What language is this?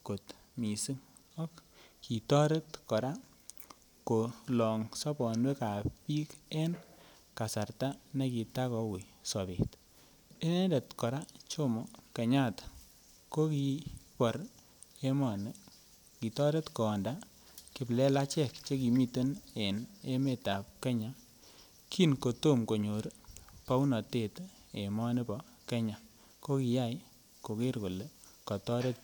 Kalenjin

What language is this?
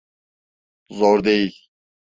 Turkish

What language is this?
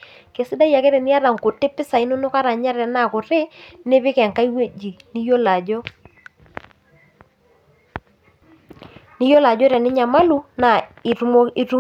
Masai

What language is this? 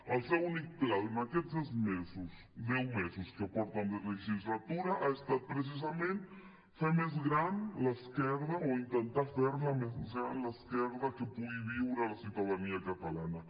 Catalan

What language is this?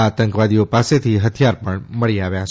Gujarati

